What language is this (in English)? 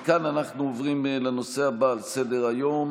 Hebrew